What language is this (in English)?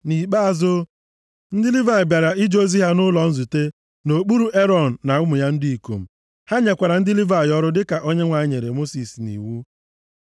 Igbo